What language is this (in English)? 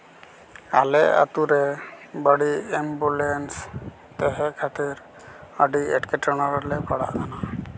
Santali